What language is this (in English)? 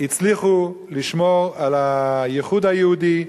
Hebrew